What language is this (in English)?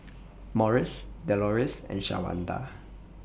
English